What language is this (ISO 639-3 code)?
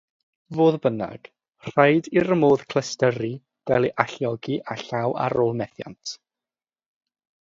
cym